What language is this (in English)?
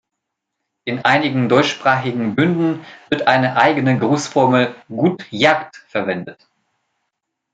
German